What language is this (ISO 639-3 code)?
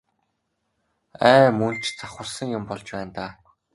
mon